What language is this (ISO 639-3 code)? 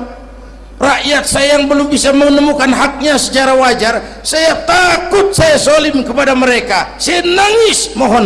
ind